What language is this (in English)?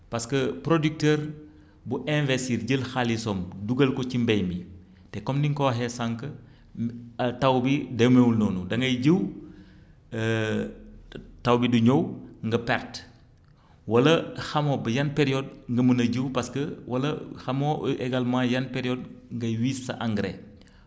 Wolof